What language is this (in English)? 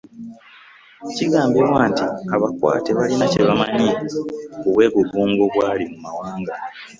Ganda